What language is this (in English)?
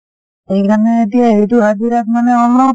Assamese